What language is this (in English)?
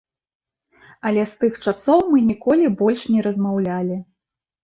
Belarusian